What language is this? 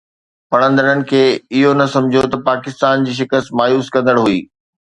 Sindhi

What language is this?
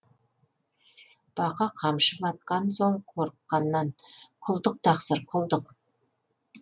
Kazakh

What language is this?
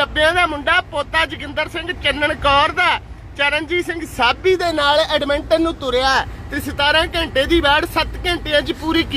Hindi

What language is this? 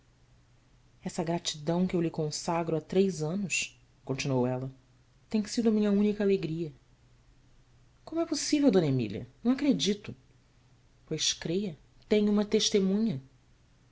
Portuguese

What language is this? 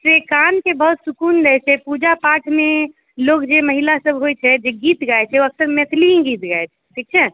Maithili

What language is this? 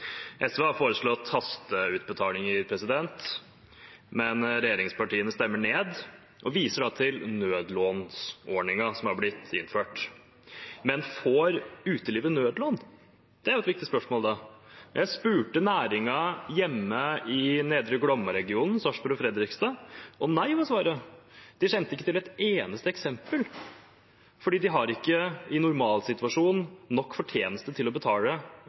Norwegian Bokmål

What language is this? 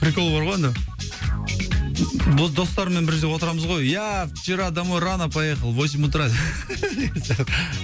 Kazakh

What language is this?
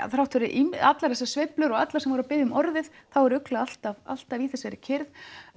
Icelandic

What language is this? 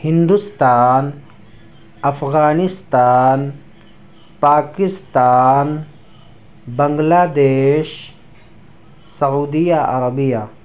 Urdu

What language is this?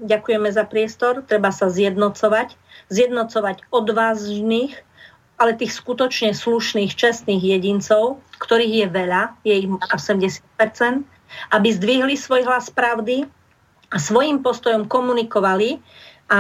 Slovak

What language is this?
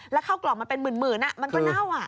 Thai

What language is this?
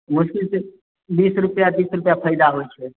Maithili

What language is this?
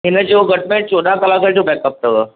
Sindhi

